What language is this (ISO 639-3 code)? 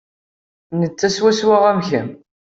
kab